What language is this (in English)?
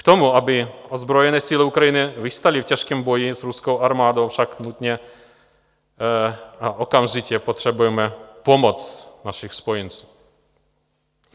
Czech